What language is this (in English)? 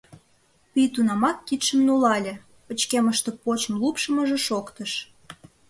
Mari